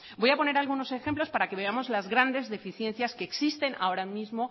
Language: Spanish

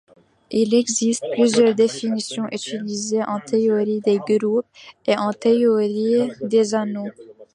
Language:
French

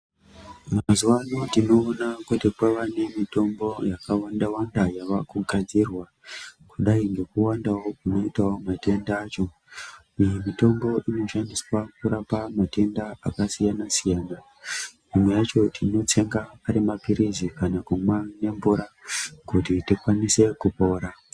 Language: Ndau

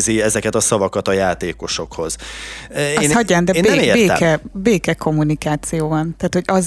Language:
Hungarian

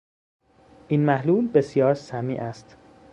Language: Persian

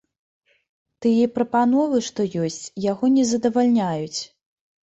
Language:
Belarusian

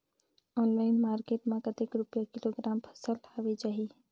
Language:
Chhattisgarhi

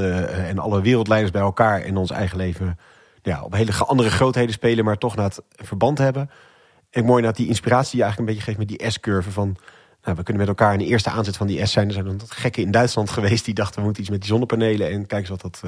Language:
Dutch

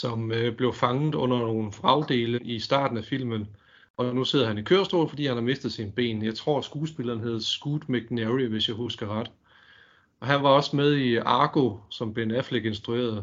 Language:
Danish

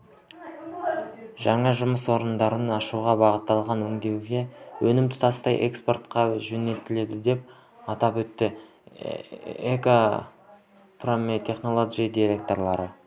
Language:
Kazakh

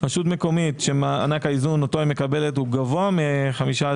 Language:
Hebrew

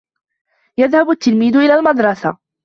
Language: Arabic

